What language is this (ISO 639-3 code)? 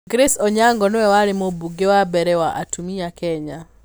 kik